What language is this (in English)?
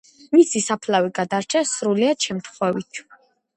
Georgian